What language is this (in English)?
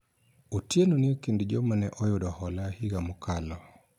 Luo (Kenya and Tanzania)